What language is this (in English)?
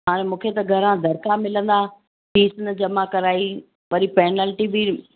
Sindhi